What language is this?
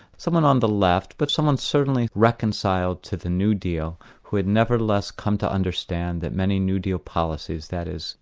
English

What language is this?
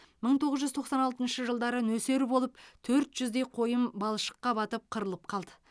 Kazakh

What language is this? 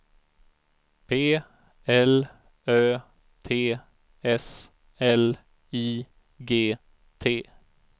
Swedish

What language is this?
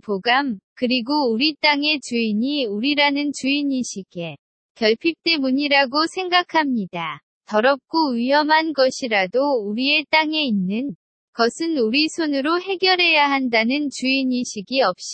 Korean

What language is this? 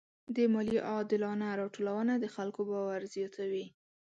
Pashto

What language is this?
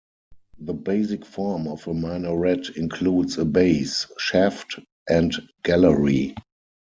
English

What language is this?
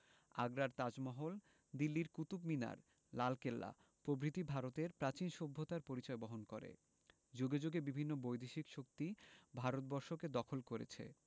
Bangla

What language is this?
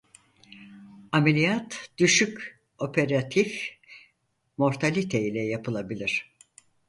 Turkish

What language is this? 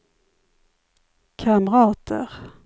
Swedish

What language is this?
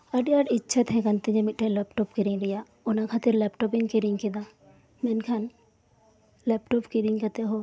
Santali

